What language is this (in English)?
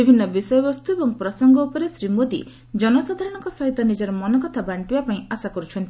Odia